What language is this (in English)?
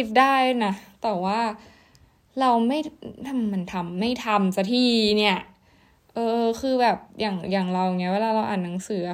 Thai